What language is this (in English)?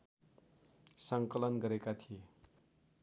Nepali